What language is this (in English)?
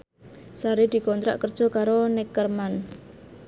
Javanese